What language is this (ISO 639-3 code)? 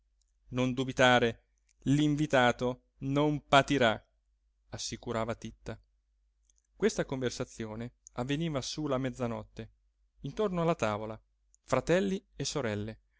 ita